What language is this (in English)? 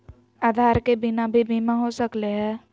Magahi